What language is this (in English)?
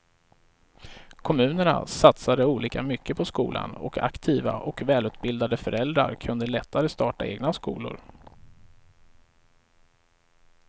Swedish